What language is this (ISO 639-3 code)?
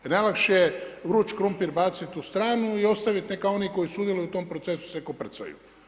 hrv